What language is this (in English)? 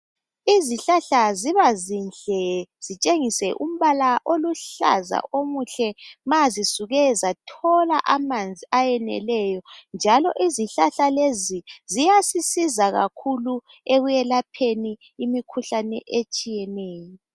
North Ndebele